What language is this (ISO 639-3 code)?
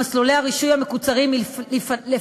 heb